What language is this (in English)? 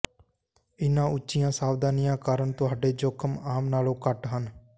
Punjabi